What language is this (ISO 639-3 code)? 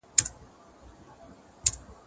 pus